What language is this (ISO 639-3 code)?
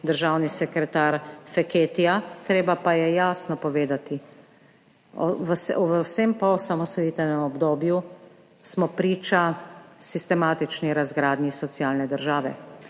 slv